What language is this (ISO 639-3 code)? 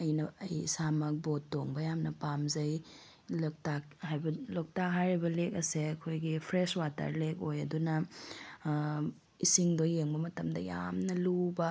mni